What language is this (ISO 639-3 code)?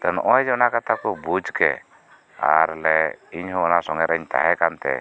sat